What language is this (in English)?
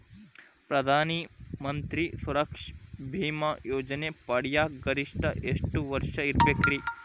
Kannada